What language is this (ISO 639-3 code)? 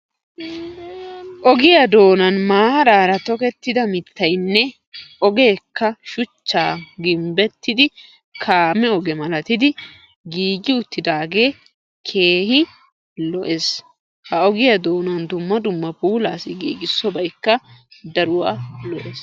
wal